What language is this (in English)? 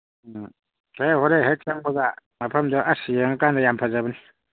Manipuri